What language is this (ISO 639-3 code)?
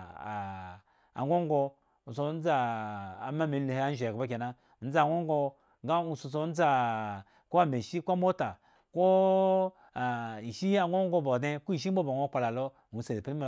ego